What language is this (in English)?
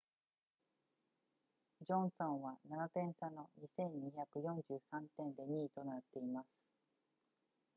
Japanese